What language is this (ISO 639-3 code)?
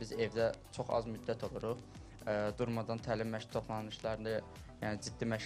tur